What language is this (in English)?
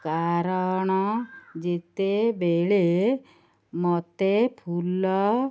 Odia